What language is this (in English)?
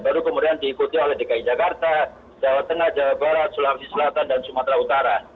Indonesian